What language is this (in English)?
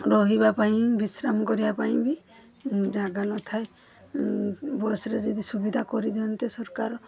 Odia